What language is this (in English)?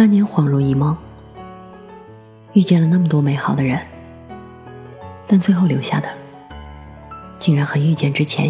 Chinese